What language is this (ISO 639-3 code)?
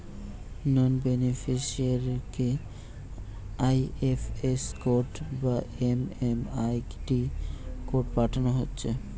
ben